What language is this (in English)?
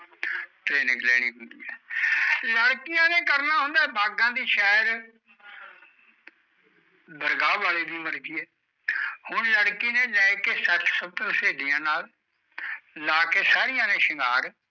Punjabi